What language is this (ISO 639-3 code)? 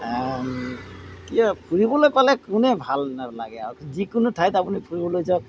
asm